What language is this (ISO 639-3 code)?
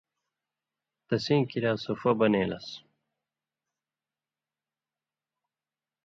mvy